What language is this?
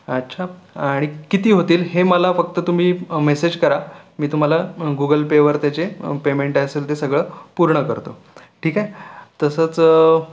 Marathi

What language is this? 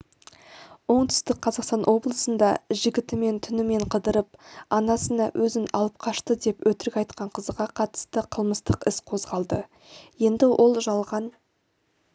Kazakh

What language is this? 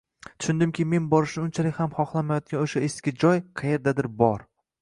Uzbek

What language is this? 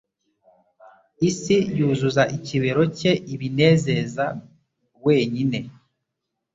Kinyarwanda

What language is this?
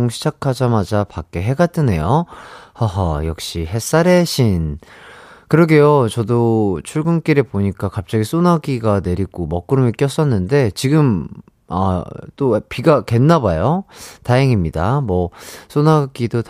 Korean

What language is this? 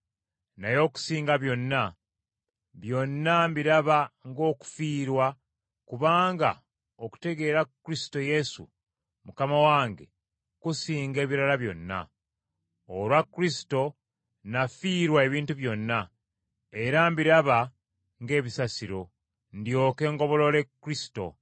Ganda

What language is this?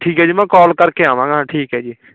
Punjabi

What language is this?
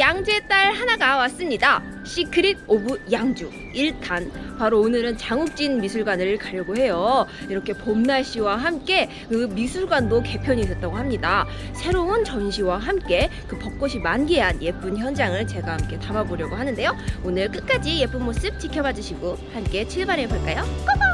Korean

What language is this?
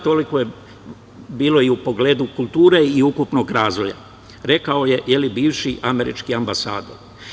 Serbian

